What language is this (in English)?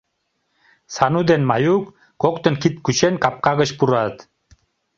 Mari